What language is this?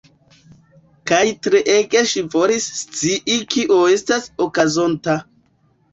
Esperanto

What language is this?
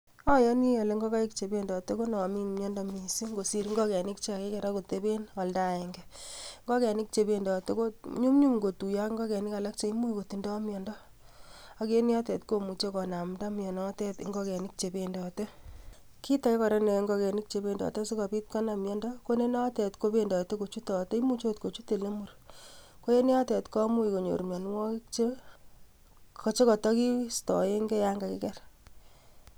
Kalenjin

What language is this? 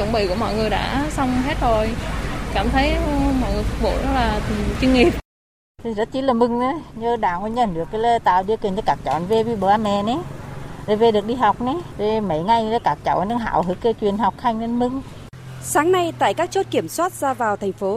Vietnamese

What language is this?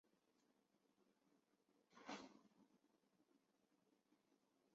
Chinese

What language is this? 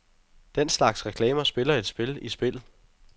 Danish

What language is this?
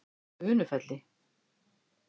Icelandic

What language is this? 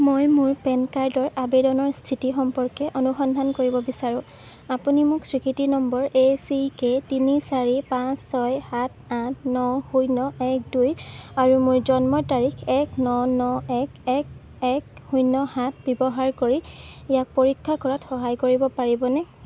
Assamese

